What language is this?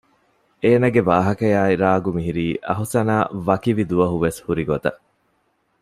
Divehi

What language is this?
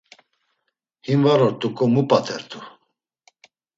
Laz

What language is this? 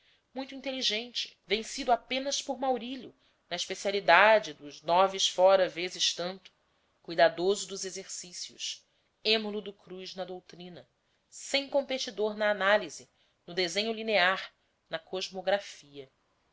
Portuguese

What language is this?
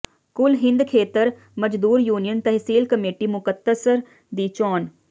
Punjabi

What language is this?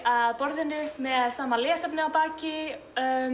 Icelandic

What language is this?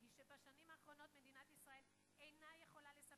Hebrew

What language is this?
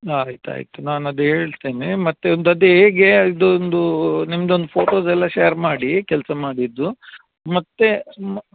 Kannada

